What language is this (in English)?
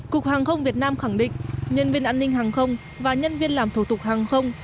Vietnamese